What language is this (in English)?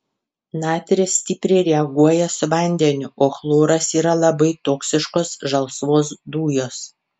Lithuanian